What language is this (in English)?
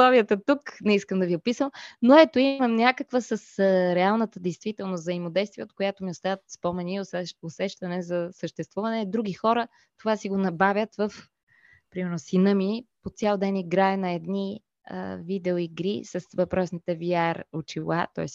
Bulgarian